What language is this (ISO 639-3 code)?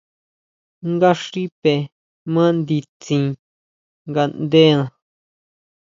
mau